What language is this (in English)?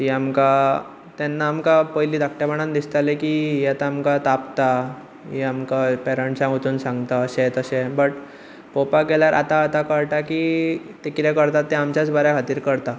Konkani